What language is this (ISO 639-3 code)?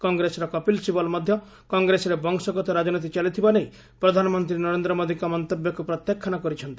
ori